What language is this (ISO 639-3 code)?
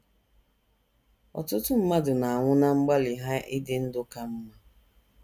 ibo